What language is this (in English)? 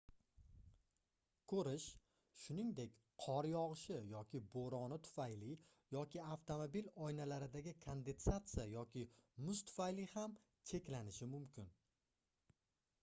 Uzbek